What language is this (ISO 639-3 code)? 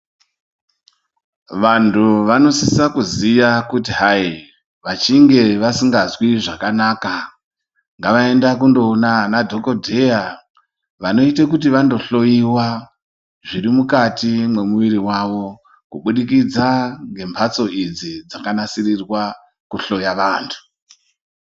ndc